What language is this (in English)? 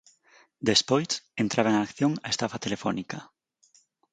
Galician